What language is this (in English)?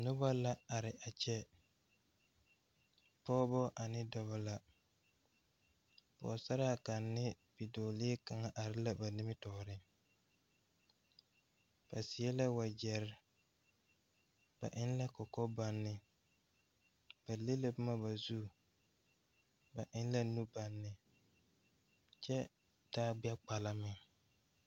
Southern Dagaare